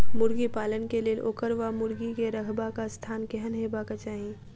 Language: Maithili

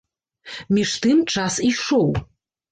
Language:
Belarusian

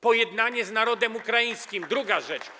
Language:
Polish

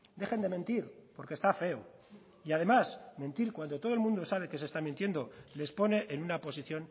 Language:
Spanish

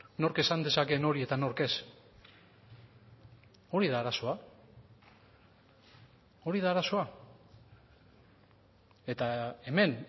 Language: Basque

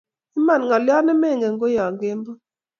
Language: Kalenjin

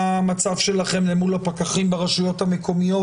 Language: Hebrew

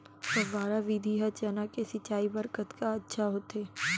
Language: Chhattisgarhi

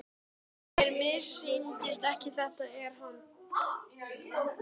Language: Icelandic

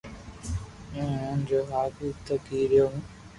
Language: Loarki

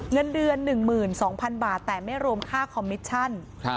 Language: Thai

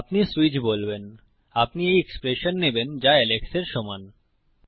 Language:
Bangla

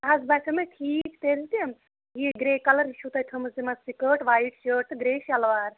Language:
Kashmiri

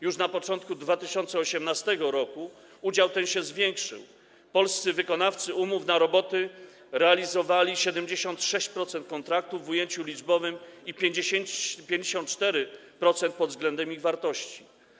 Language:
Polish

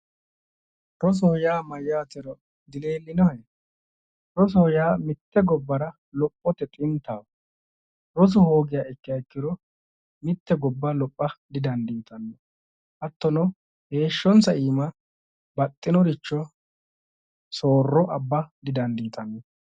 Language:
Sidamo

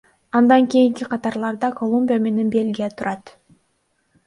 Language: Kyrgyz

